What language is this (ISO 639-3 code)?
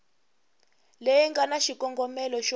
tso